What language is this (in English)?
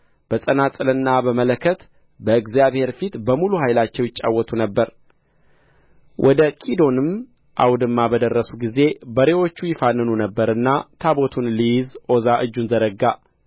Amharic